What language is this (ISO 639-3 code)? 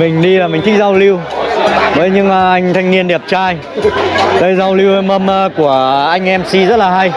vie